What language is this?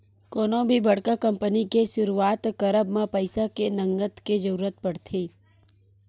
Chhattisgarhi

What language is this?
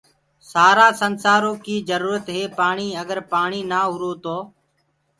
Gurgula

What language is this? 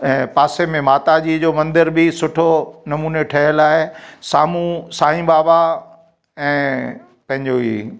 Sindhi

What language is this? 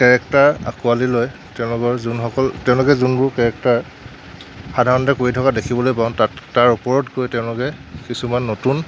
Assamese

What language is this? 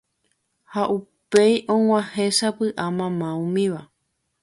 Guarani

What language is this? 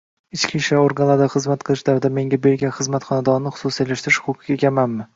Uzbek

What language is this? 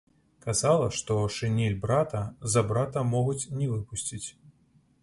Belarusian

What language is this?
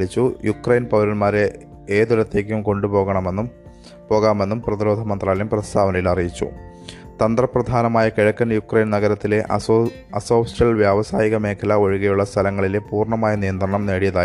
Malayalam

